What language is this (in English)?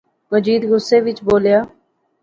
Pahari-Potwari